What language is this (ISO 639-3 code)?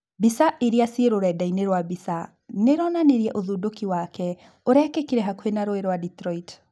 kik